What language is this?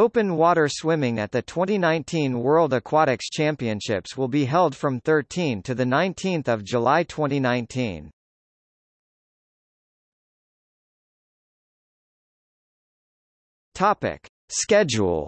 English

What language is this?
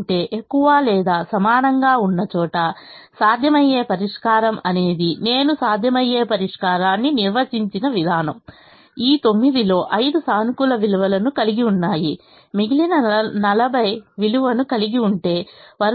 Telugu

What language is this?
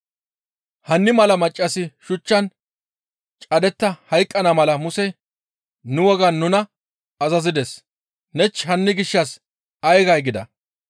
Gamo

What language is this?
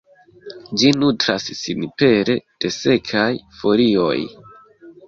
Esperanto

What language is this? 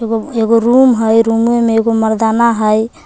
Magahi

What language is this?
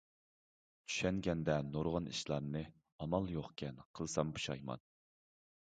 Uyghur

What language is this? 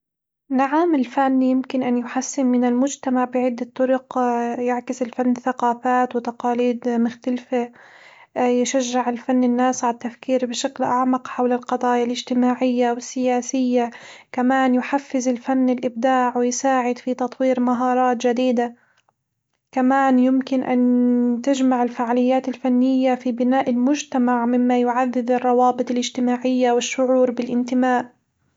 Hijazi Arabic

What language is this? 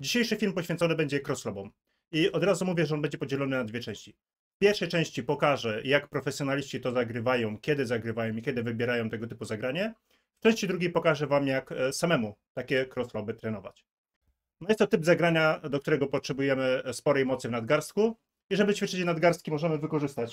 Polish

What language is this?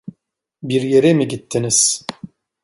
Turkish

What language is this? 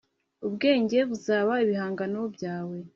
Kinyarwanda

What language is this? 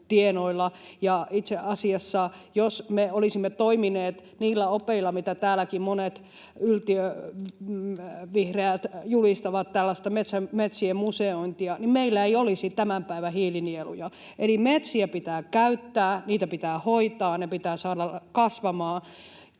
Finnish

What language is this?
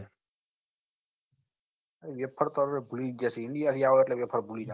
Gujarati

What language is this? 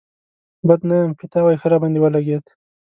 Pashto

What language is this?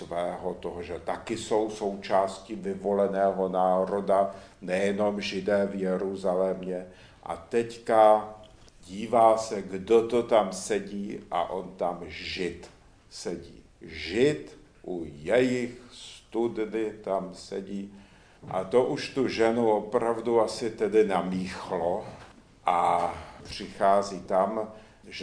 Czech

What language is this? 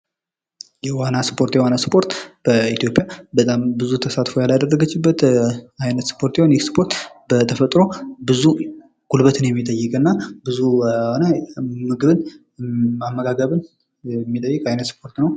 Amharic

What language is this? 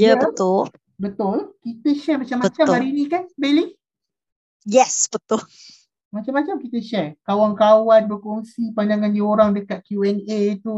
Malay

